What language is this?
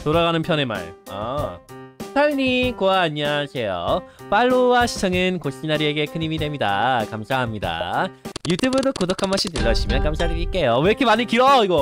Korean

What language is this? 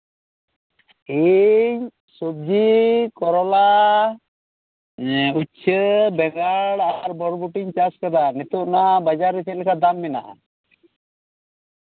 Santali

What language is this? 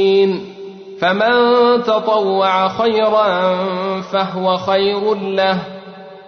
Arabic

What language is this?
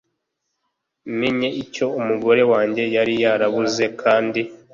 Kinyarwanda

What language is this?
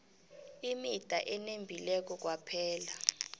South Ndebele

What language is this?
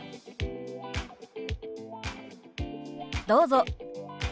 Japanese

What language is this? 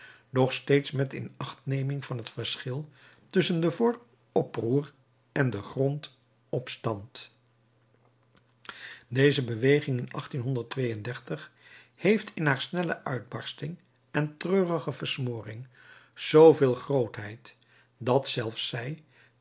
Dutch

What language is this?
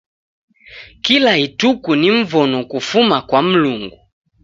Taita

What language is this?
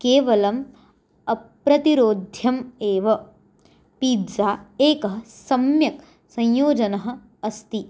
Sanskrit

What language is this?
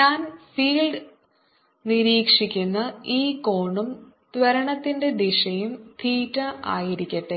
Malayalam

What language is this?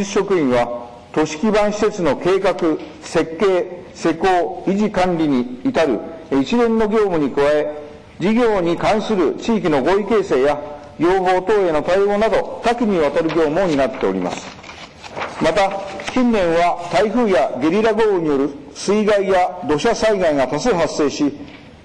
Japanese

